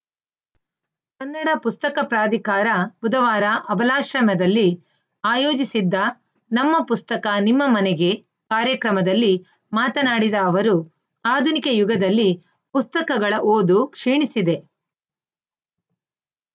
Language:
Kannada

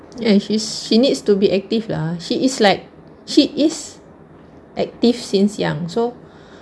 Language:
English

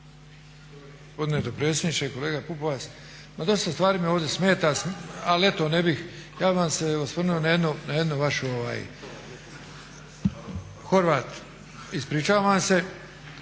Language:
Croatian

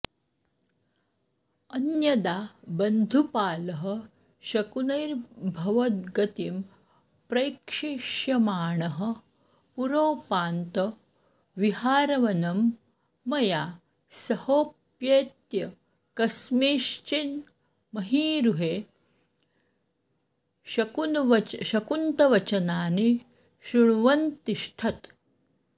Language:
Sanskrit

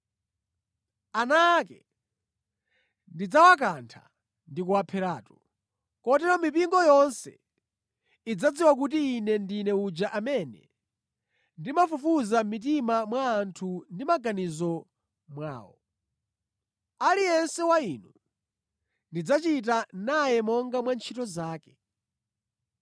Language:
Nyanja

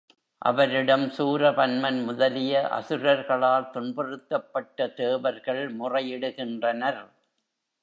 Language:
Tamil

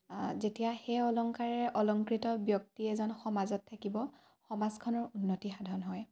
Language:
Assamese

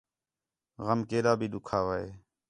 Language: Khetrani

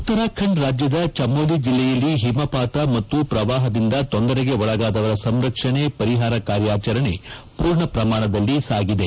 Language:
Kannada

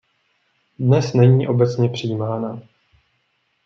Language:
Czech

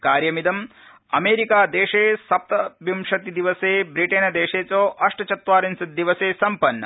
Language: Sanskrit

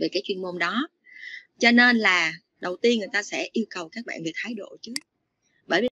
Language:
Vietnamese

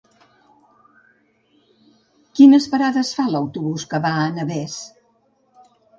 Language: Catalan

